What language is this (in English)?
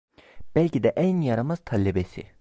Turkish